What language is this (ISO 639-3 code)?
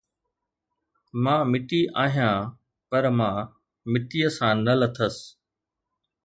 snd